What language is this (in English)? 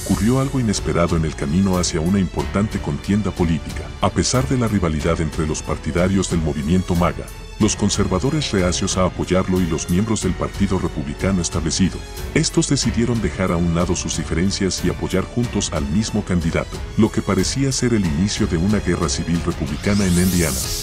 Spanish